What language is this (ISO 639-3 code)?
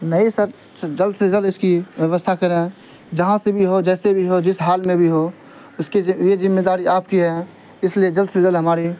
urd